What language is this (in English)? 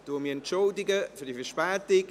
Swiss German